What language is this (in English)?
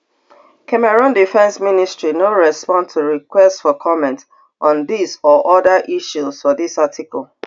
Nigerian Pidgin